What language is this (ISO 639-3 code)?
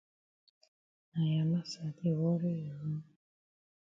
wes